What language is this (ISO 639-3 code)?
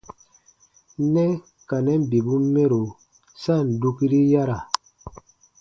bba